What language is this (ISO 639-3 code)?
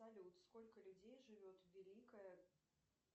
rus